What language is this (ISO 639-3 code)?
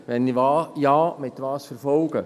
gsw